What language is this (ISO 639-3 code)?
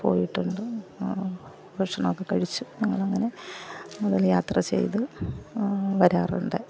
mal